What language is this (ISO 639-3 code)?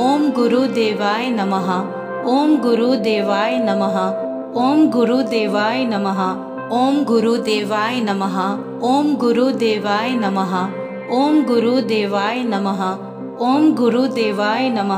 pan